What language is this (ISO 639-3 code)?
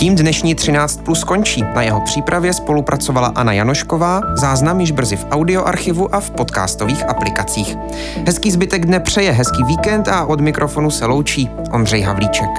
ces